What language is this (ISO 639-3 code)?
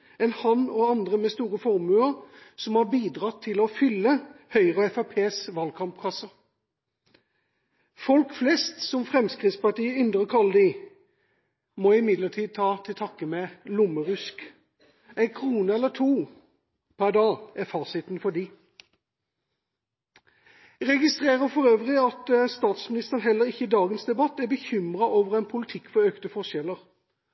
nob